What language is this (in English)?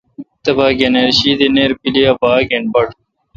Kalkoti